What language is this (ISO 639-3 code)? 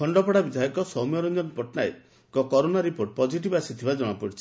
ori